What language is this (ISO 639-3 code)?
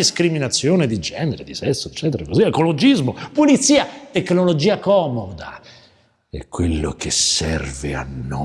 ita